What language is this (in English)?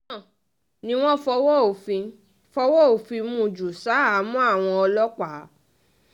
Yoruba